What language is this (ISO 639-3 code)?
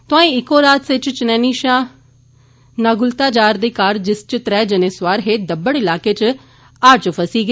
doi